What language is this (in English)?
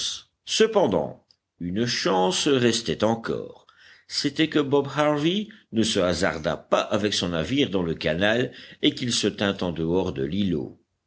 French